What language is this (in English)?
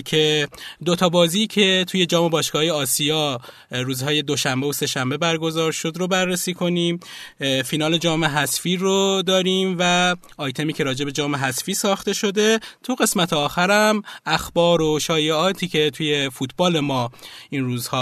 Persian